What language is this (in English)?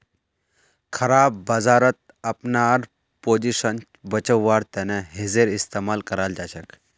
Magahi